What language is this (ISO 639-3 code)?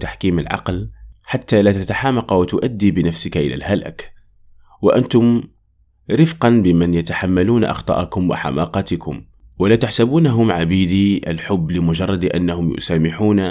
ara